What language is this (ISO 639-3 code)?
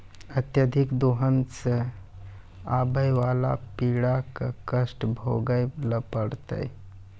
mai